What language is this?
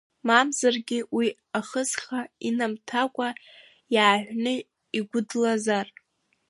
Abkhazian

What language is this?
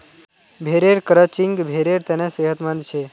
Magahi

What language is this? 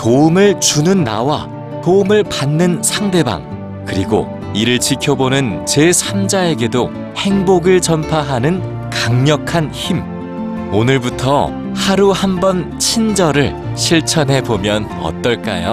Korean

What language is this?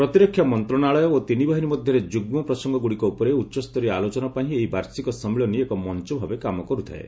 Odia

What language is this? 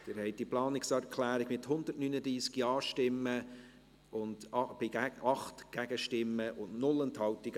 Swiss German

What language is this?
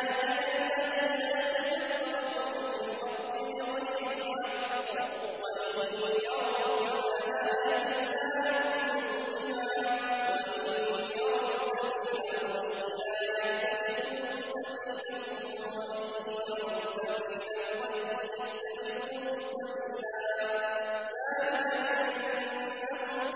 Arabic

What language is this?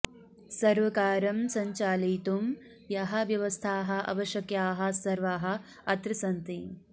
Sanskrit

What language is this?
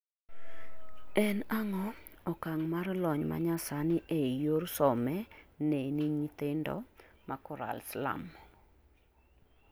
Luo (Kenya and Tanzania)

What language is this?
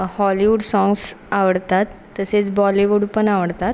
Marathi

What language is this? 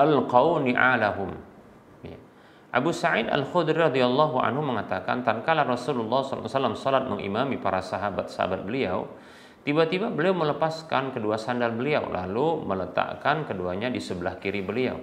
Indonesian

